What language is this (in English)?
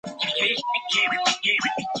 Chinese